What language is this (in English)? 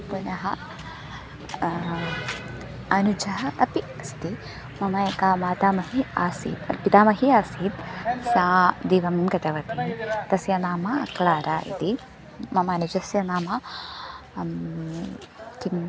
Sanskrit